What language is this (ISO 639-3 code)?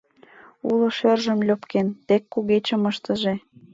chm